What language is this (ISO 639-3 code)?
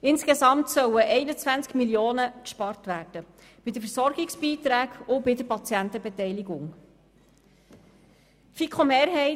gsw